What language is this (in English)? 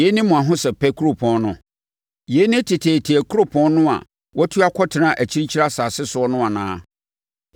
Akan